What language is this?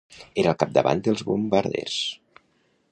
Catalan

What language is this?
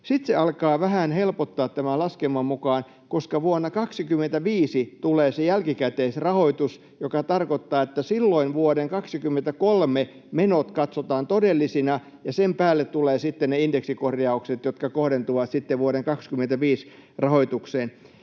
Finnish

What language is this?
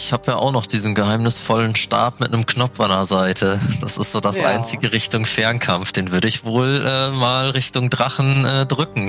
German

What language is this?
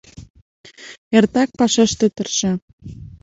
Mari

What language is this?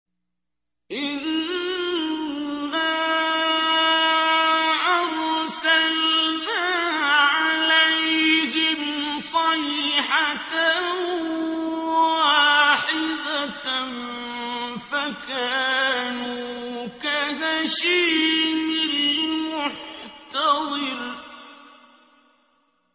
Arabic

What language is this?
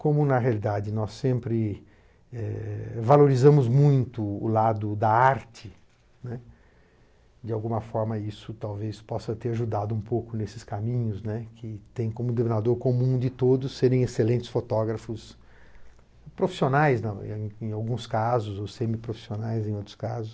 Portuguese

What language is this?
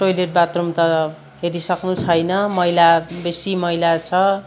Nepali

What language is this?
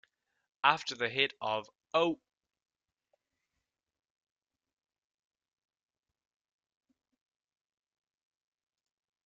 English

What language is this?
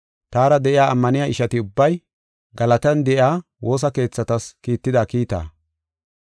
Gofa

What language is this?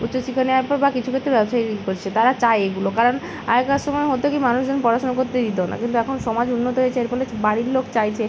Bangla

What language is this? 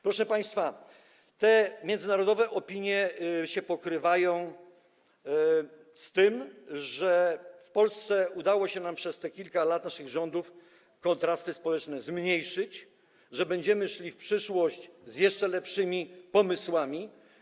Polish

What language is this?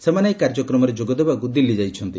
Odia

